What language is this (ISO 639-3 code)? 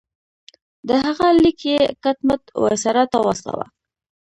pus